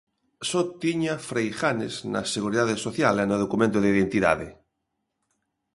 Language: Galician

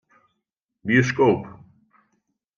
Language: Western Frisian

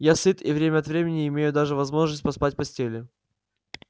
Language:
Russian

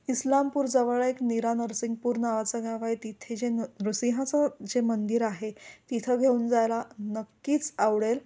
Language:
Marathi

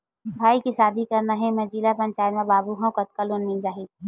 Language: Chhattisgarhi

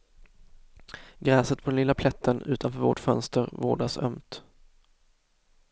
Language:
Swedish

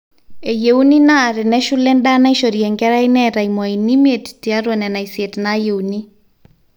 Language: Masai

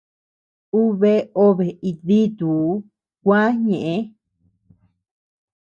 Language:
Tepeuxila Cuicatec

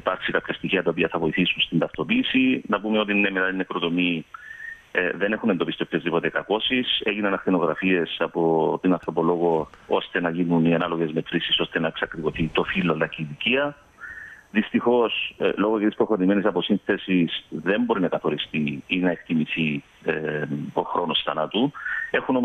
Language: Greek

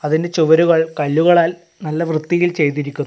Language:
Malayalam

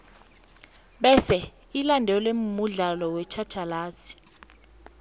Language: South Ndebele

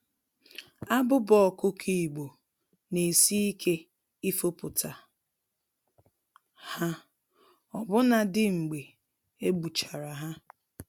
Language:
Igbo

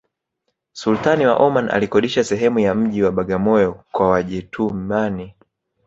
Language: Swahili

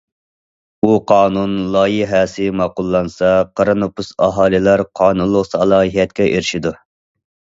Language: Uyghur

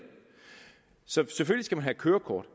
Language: Danish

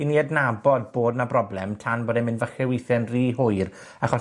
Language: Welsh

